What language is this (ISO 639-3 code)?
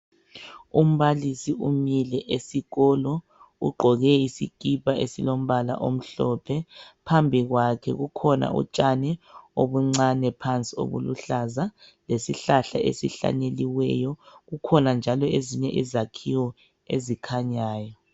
nde